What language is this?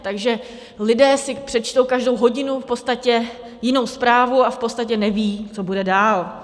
Czech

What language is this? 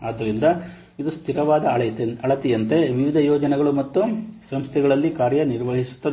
Kannada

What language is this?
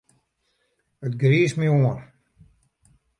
Western Frisian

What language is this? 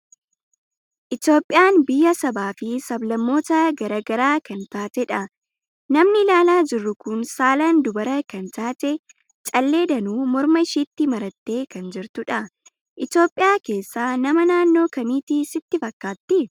Oromo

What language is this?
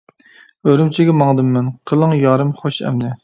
Uyghur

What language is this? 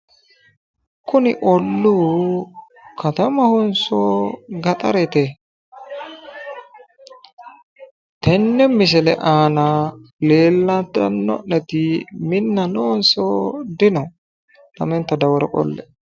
Sidamo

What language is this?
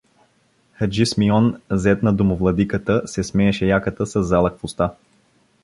Bulgarian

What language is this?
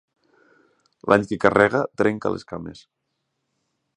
Catalan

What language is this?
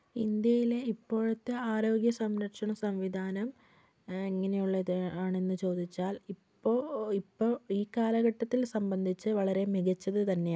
Malayalam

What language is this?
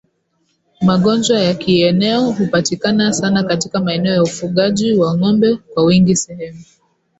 Swahili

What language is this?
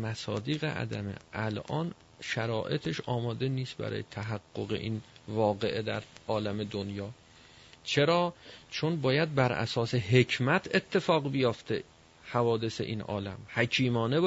Persian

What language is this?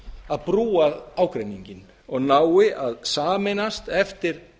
Icelandic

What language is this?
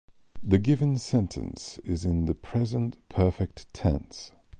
English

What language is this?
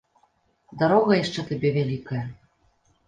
Belarusian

